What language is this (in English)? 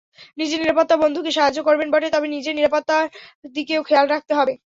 Bangla